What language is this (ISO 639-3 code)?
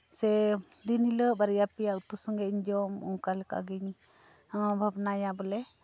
sat